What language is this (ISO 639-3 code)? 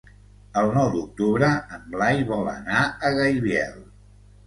cat